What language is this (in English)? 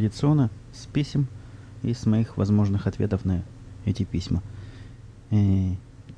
Russian